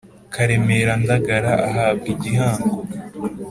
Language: Kinyarwanda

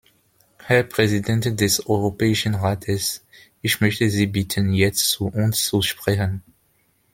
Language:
German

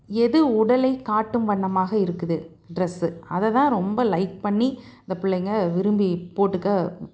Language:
Tamil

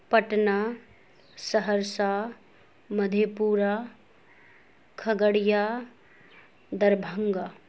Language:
Urdu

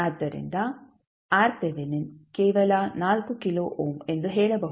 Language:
Kannada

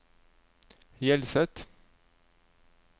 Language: Norwegian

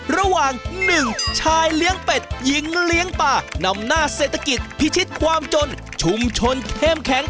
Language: Thai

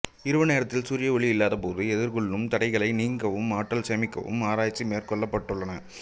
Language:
Tamil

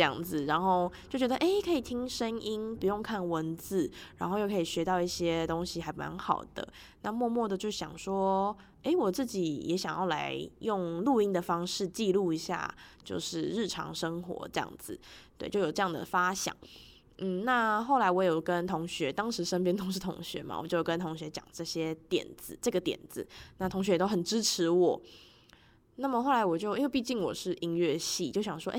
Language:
Chinese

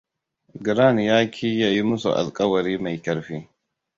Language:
Hausa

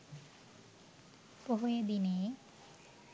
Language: Sinhala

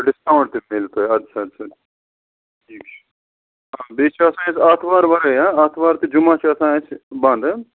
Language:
Kashmiri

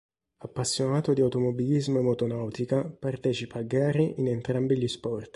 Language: Italian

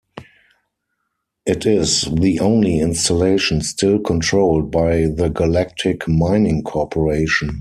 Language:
English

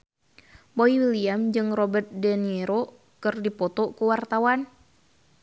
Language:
Sundanese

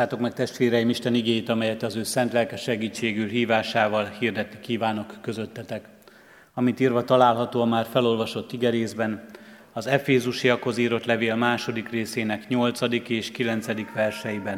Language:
Hungarian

